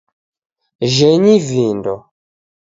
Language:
Taita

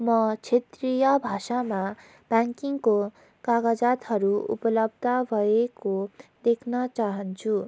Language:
Nepali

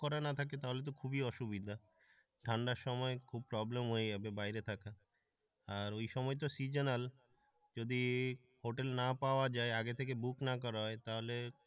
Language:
Bangla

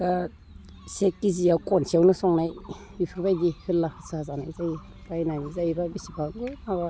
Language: Bodo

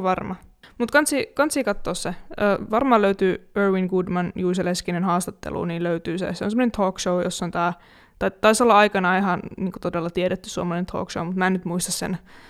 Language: Finnish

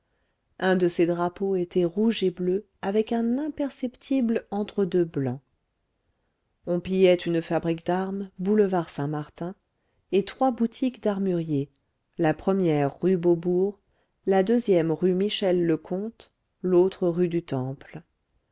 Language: French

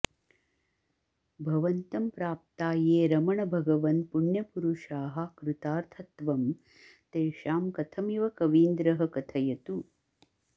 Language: Sanskrit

